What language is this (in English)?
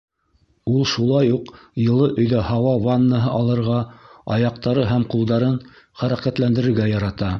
Bashkir